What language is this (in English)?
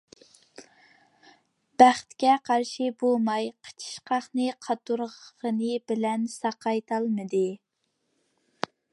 Uyghur